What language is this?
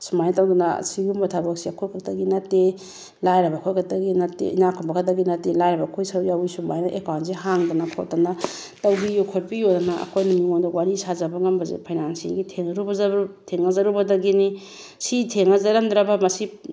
Manipuri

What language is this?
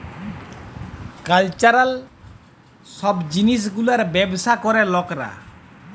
Bangla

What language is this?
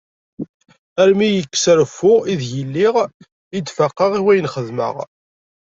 Kabyle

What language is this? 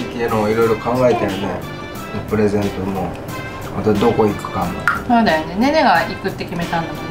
Japanese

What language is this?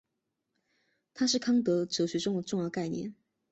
Chinese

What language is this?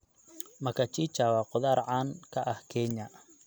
Somali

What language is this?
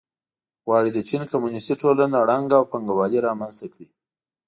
Pashto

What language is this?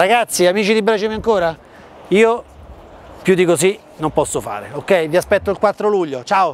Italian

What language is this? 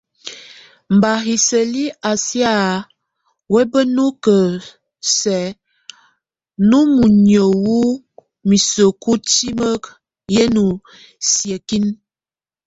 Tunen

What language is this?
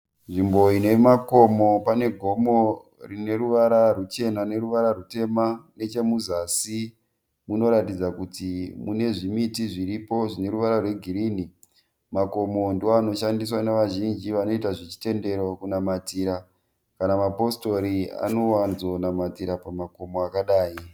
Shona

